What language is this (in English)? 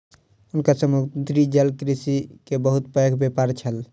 Maithili